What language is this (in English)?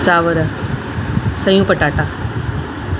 Sindhi